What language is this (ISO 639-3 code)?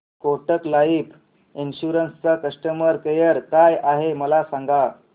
mar